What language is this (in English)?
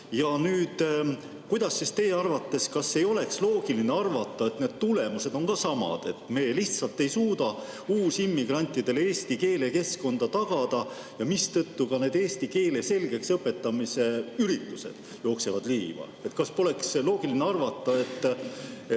Estonian